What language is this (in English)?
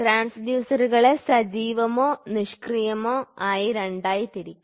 Malayalam